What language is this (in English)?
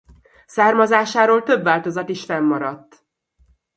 Hungarian